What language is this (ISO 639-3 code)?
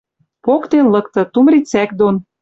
mrj